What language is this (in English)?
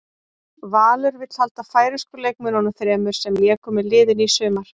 Icelandic